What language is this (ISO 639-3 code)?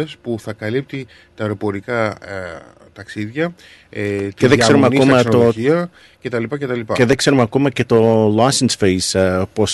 ell